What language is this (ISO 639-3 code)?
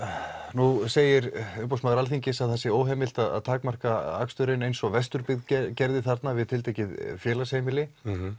isl